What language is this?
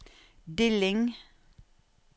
Norwegian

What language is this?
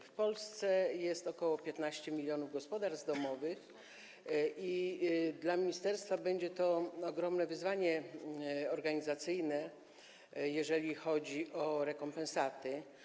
Polish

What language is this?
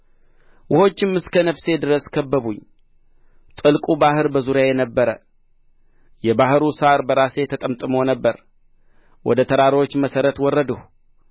Amharic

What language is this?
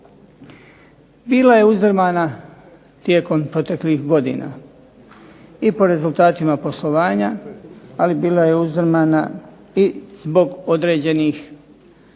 Croatian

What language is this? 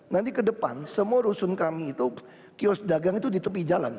Indonesian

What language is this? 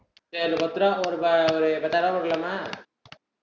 Tamil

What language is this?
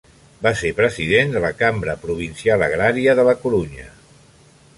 Catalan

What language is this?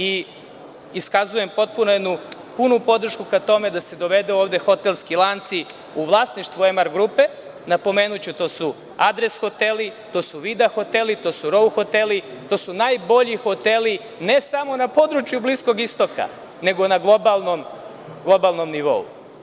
Serbian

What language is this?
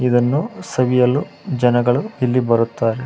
Kannada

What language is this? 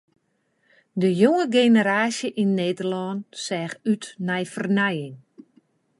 Western Frisian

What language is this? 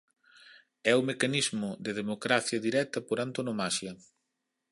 Galician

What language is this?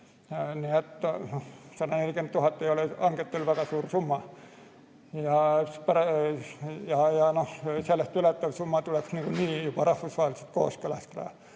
Estonian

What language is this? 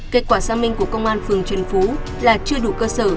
Vietnamese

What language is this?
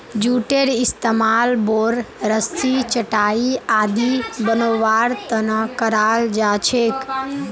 Magahi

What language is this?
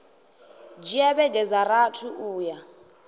Venda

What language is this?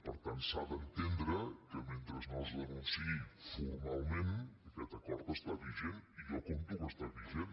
Catalan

